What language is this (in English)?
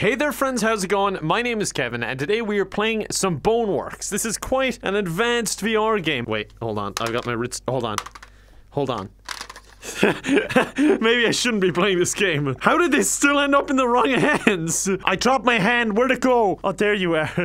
English